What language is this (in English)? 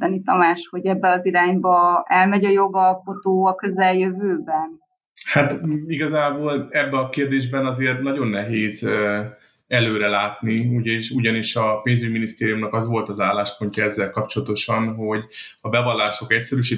Hungarian